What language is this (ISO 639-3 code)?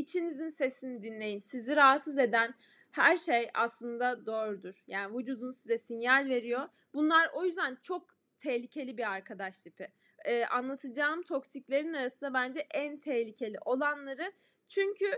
tur